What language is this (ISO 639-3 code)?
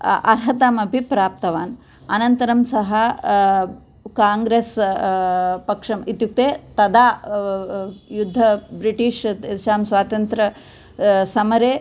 san